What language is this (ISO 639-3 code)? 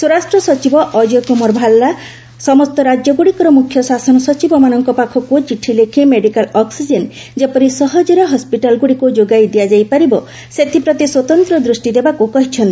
ori